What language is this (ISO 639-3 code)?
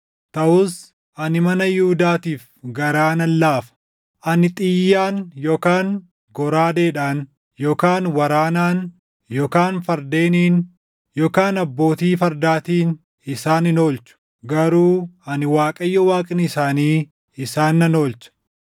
orm